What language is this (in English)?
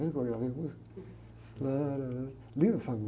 Portuguese